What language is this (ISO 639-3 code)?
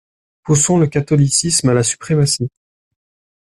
fra